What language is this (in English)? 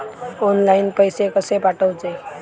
Marathi